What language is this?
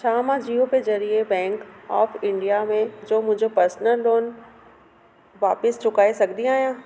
Sindhi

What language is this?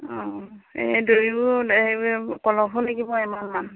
Assamese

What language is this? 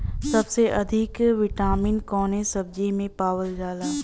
Bhojpuri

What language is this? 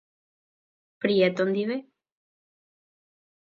Guarani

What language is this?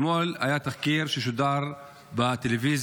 Hebrew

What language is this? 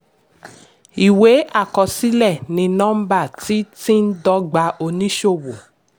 Yoruba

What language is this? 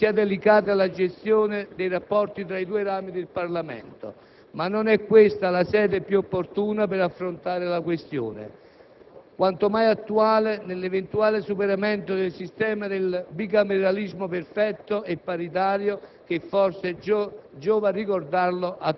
Italian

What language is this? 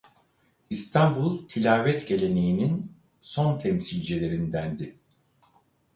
Turkish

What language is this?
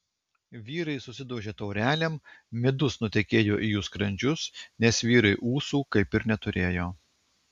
Lithuanian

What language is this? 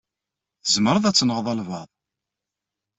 Kabyle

